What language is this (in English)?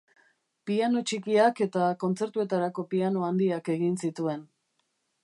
Basque